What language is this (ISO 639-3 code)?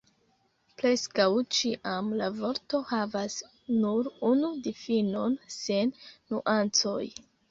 epo